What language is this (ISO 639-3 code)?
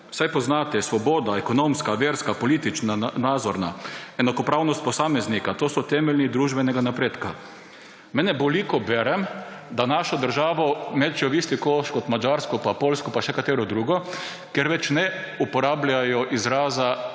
slv